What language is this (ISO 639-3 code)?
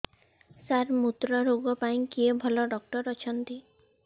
ori